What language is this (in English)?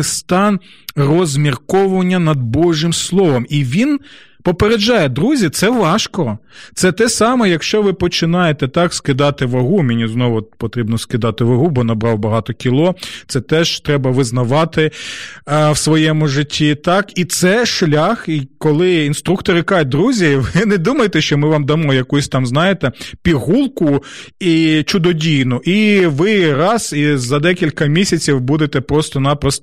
Ukrainian